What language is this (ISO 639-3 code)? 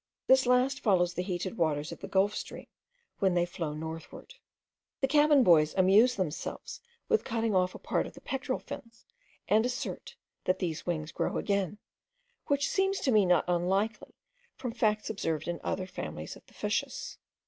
eng